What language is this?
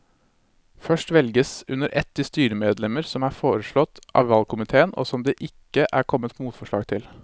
Norwegian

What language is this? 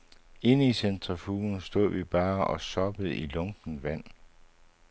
Danish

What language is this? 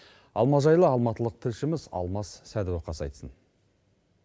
Kazakh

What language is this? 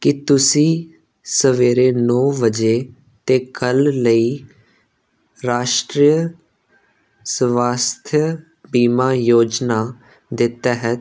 Punjabi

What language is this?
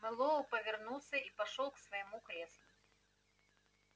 Russian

